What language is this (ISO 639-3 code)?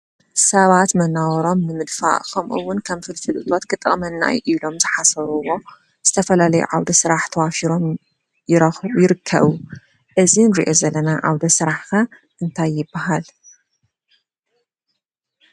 tir